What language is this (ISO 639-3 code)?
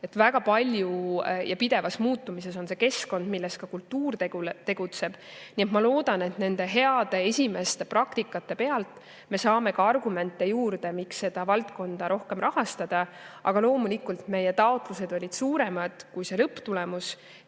est